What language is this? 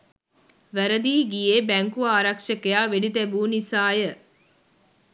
Sinhala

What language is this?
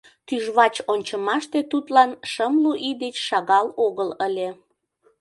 Mari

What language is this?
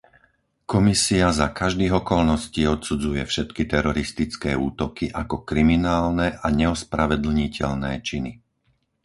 Slovak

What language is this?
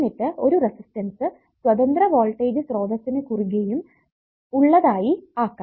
Malayalam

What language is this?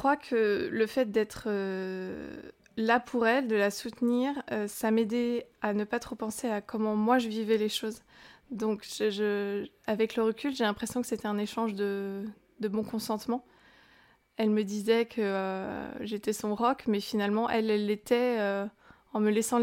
French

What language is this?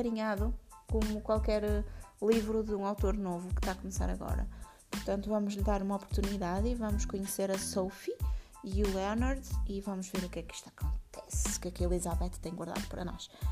Portuguese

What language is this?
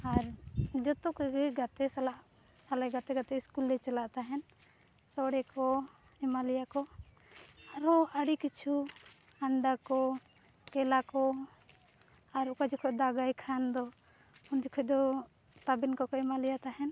Santali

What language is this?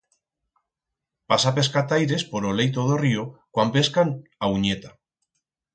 Aragonese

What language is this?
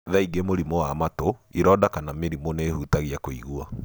Kikuyu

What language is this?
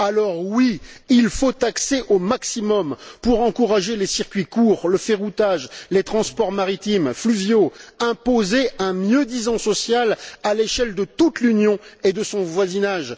French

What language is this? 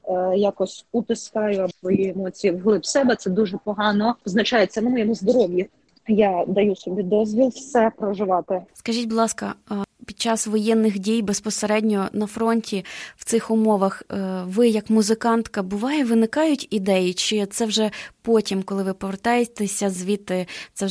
Ukrainian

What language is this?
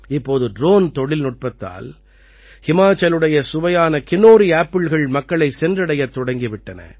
Tamil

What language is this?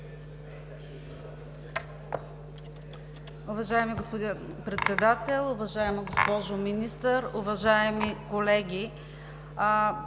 Bulgarian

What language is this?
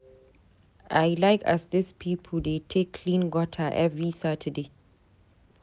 Nigerian Pidgin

